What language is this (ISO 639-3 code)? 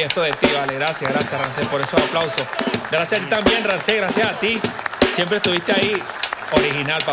spa